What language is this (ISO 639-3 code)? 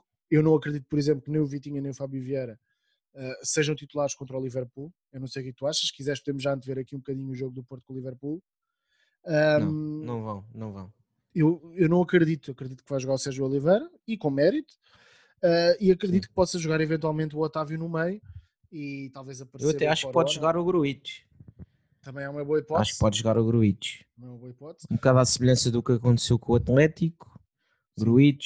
por